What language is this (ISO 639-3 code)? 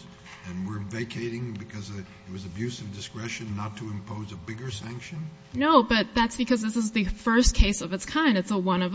eng